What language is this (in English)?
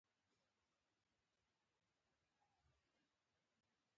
Pashto